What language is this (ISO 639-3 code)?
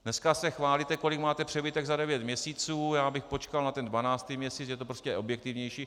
ces